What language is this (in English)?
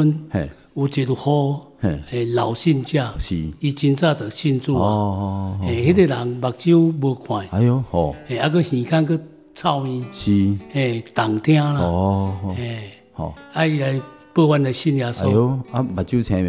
Chinese